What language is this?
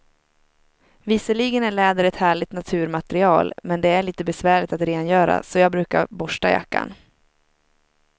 Swedish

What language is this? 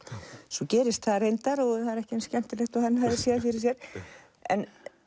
Icelandic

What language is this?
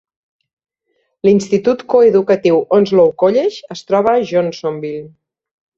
Catalan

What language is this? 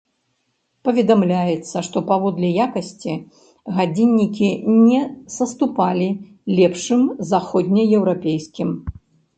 Belarusian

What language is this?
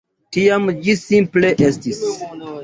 Esperanto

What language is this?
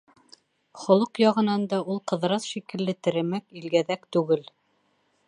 Bashkir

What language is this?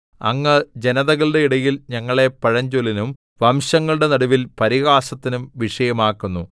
Malayalam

